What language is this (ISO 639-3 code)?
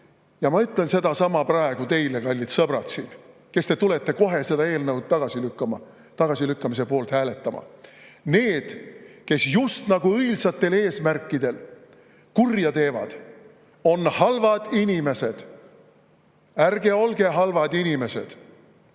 est